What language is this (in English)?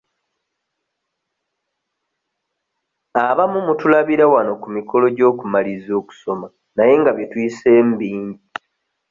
Ganda